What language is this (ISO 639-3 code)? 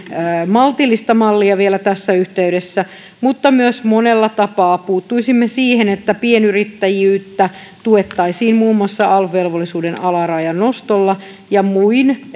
fin